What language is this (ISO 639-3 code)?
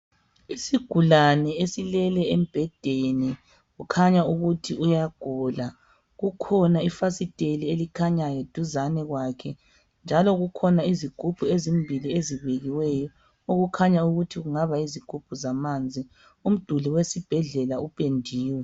nde